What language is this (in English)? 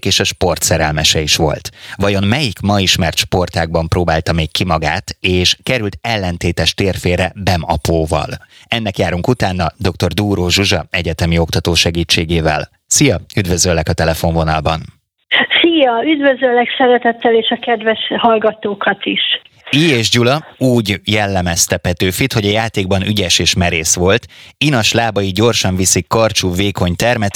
Hungarian